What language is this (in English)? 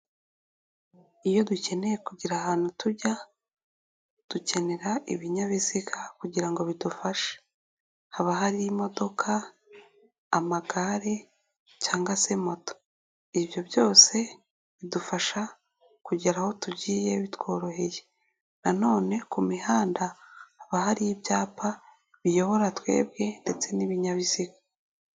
Kinyarwanda